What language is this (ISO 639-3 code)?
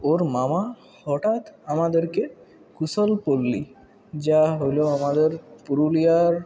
ben